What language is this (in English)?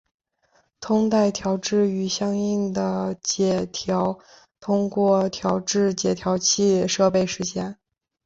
Chinese